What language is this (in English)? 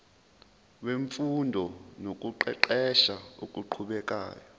Zulu